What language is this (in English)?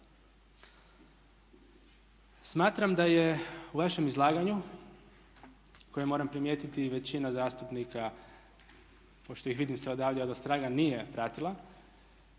Croatian